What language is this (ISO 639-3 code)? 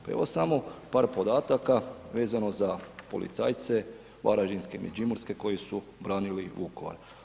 hrv